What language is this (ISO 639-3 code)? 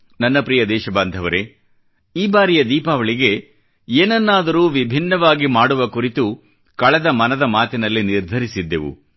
kan